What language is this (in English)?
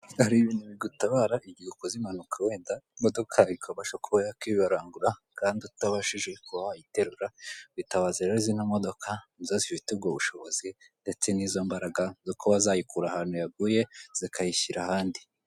Kinyarwanda